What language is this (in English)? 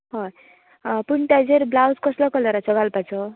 Konkani